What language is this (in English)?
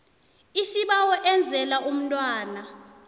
South Ndebele